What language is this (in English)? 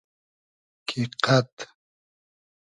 Hazaragi